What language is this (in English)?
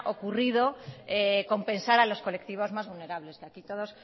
Spanish